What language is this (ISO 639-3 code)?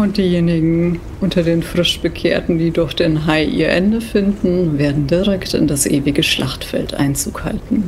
deu